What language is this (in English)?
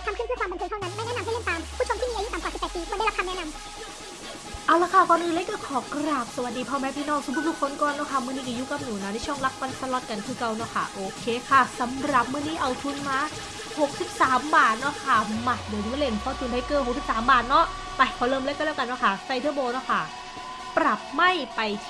Thai